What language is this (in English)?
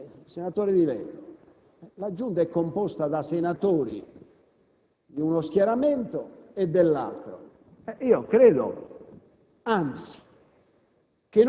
Italian